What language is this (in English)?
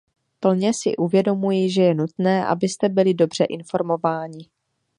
Czech